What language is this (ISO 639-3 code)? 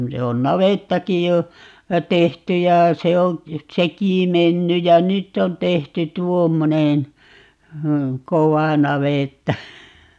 fin